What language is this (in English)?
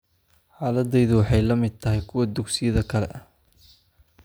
Somali